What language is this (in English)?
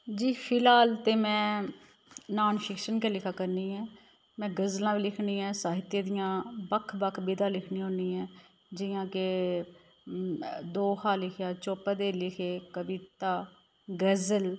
Dogri